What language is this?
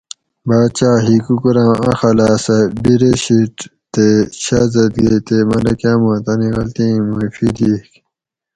Gawri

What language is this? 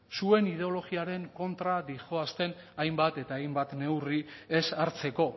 Basque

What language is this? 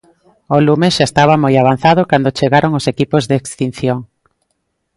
Galician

